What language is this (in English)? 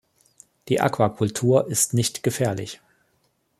German